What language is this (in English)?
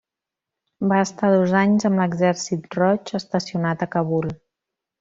Catalan